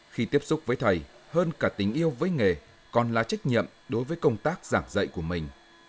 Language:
Vietnamese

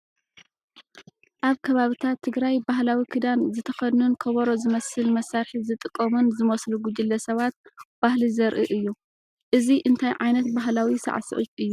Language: Tigrinya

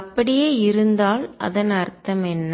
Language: Tamil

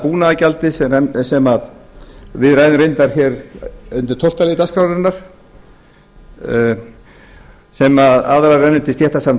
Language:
Icelandic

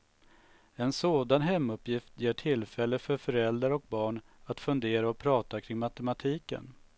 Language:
Swedish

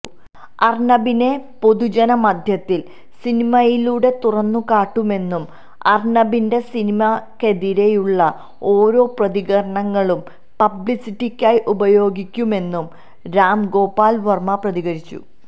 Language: Malayalam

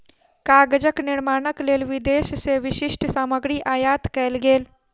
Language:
Maithili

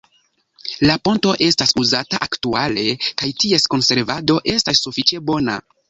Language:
Esperanto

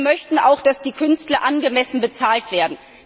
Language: German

